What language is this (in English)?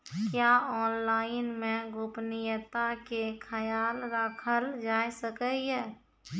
Maithili